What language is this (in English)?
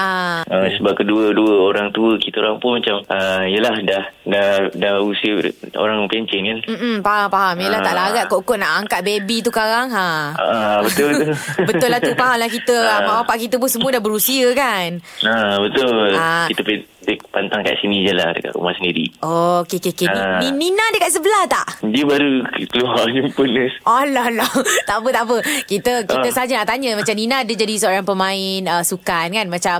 Malay